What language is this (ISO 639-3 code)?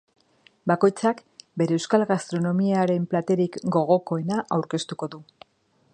eus